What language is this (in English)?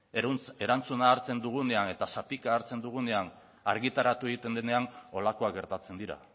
Basque